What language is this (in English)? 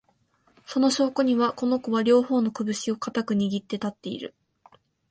Japanese